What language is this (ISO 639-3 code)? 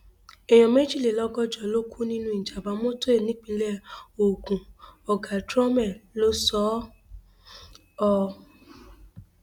yor